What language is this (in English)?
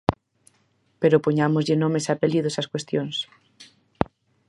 Galician